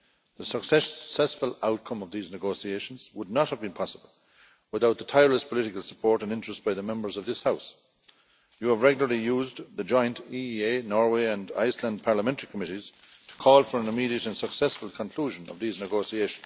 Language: English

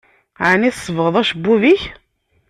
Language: Kabyle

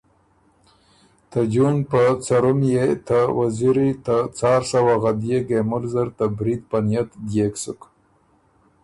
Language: Ormuri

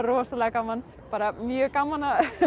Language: Icelandic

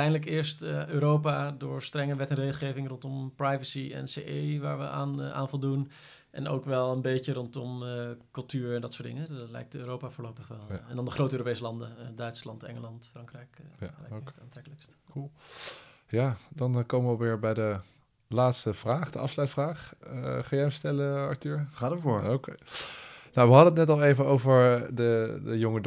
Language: Dutch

